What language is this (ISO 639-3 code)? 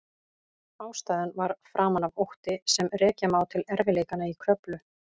isl